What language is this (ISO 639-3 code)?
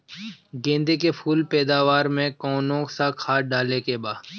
bho